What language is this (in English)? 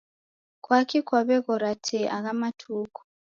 Taita